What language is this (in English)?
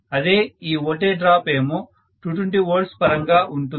Telugu